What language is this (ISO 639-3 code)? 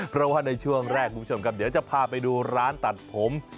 tha